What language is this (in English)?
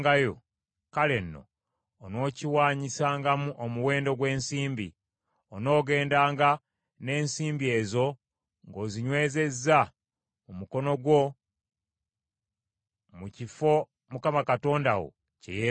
Ganda